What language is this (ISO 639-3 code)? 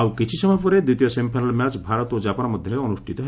ori